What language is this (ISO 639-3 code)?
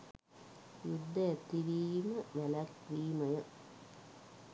sin